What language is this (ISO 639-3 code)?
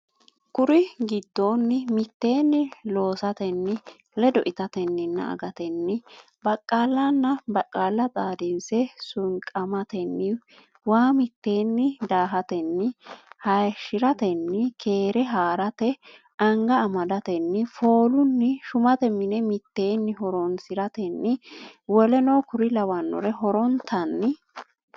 sid